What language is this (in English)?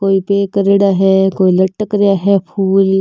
Marwari